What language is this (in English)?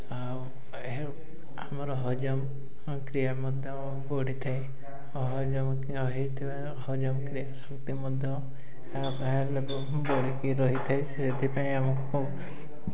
Odia